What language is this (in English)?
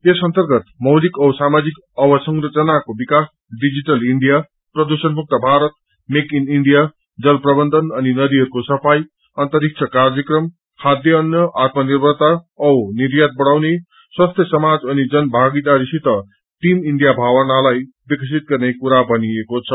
Nepali